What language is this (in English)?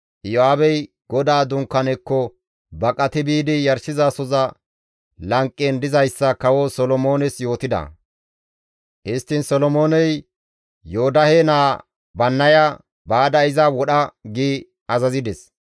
Gamo